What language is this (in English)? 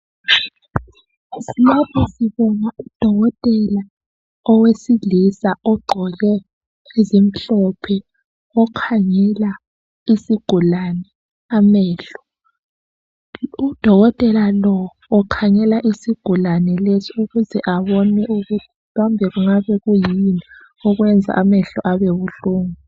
North Ndebele